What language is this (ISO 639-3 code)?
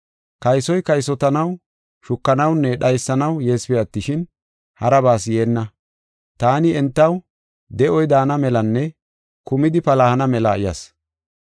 gof